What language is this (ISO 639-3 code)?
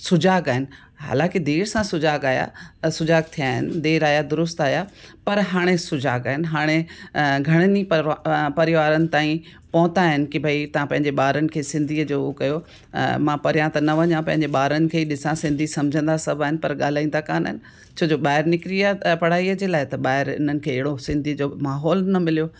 snd